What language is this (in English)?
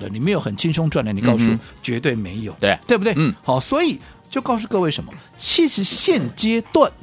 Chinese